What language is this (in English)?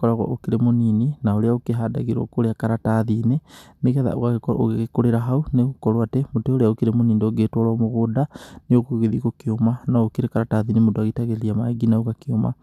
Kikuyu